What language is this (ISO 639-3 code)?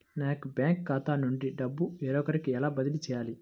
tel